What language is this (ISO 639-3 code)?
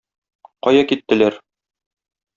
tat